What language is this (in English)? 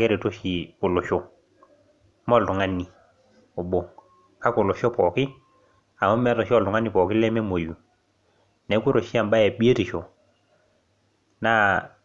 Masai